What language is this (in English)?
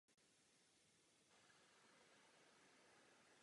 Czech